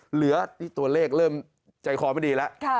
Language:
Thai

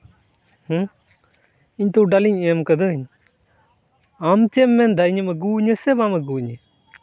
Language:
Santali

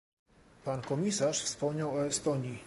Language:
Polish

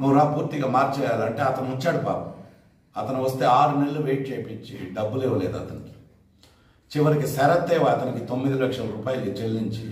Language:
Telugu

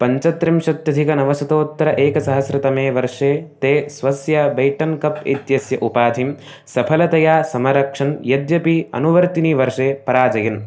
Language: Sanskrit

